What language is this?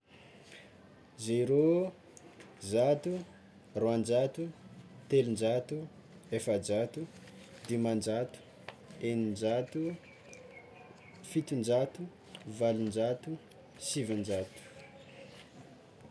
Tsimihety Malagasy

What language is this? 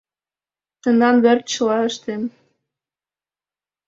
Mari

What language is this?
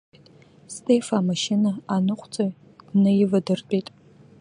Abkhazian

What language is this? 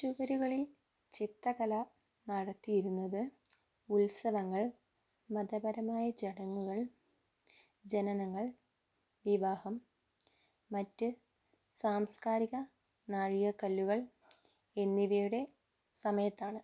Malayalam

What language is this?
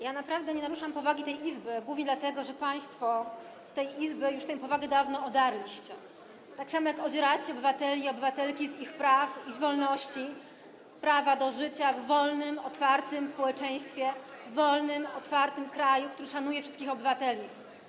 Polish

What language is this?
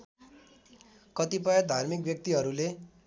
Nepali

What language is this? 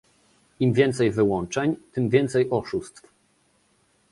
Polish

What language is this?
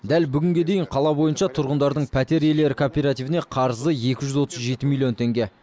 Kazakh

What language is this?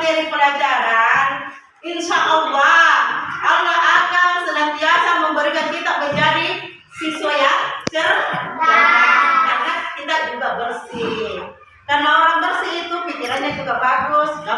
Indonesian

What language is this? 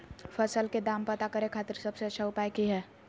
Magahi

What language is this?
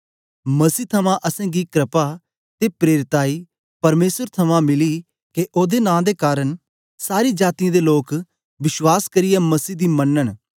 Dogri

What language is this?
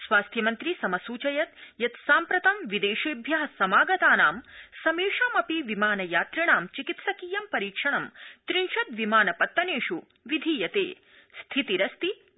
Sanskrit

